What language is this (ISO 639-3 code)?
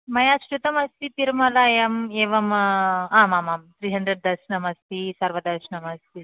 san